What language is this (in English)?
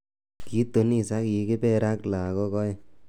Kalenjin